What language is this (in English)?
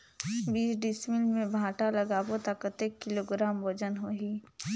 Chhattisgarhi